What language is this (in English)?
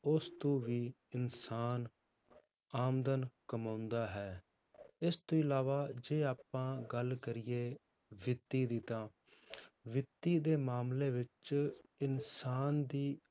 Punjabi